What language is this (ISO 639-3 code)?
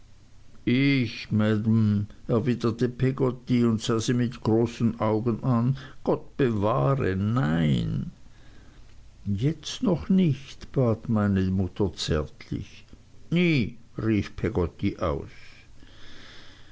deu